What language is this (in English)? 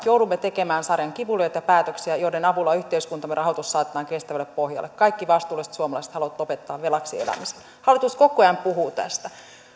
Finnish